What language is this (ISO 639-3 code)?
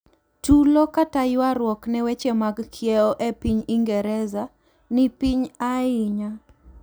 luo